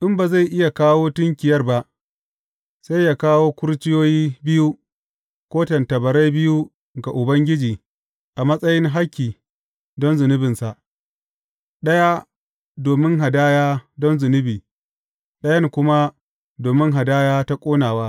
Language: Hausa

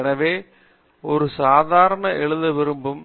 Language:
Tamil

